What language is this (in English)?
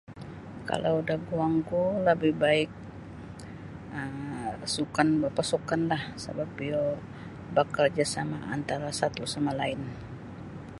Sabah Bisaya